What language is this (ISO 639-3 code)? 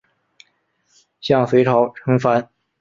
zho